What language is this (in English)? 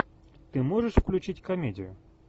Russian